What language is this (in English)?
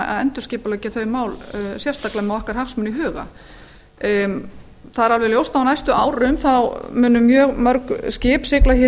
Icelandic